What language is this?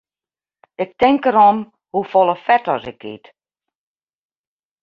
Western Frisian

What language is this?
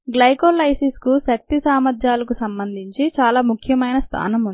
Telugu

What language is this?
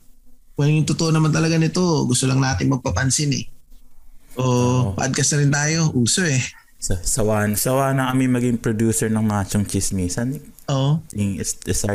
Filipino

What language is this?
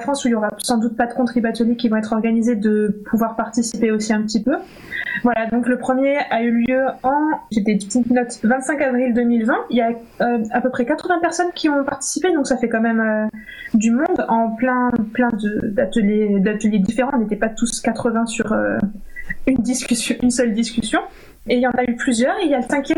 French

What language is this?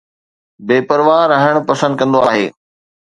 Sindhi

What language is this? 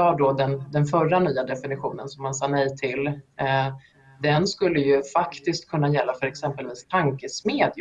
Swedish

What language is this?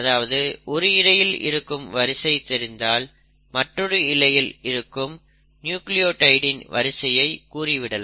Tamil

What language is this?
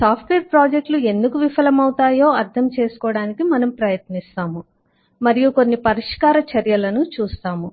Telugu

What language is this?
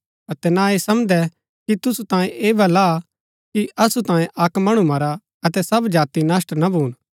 Gaddi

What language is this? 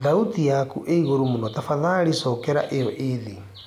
Kikuyu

